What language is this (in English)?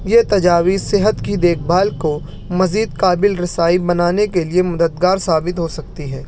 Urdu